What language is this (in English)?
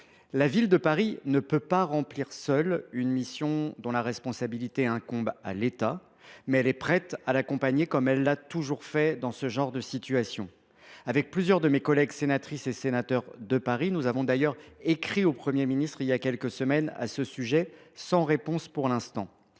French